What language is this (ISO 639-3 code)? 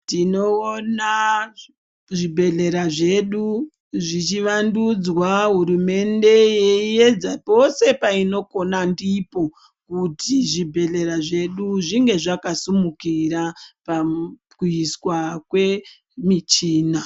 ndc